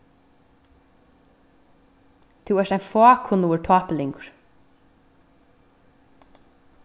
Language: Faroese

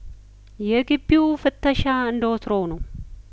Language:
Amharic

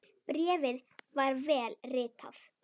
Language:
Icelandic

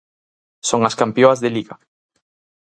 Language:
Galician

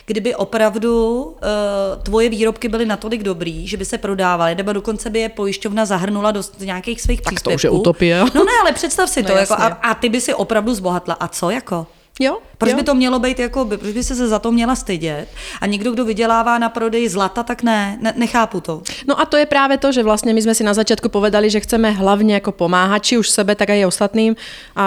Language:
Czech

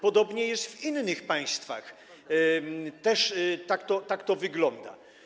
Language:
Polish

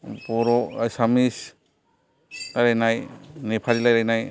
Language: Bodo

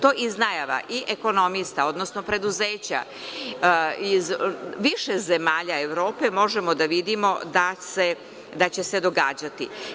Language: Serbian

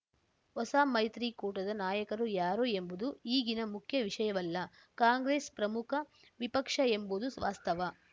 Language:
Kannada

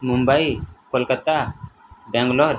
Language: Odia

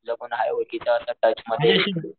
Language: Marathi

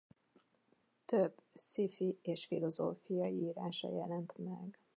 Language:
Hungarian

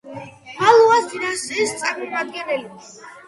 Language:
Georgian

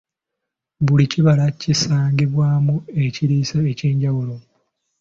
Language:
Ganda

